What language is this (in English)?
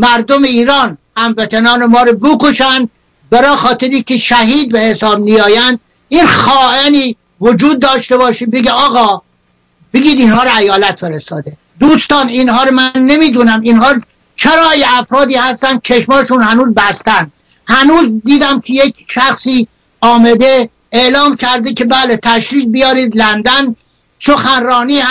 Persian